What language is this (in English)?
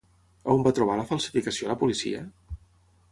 Catalan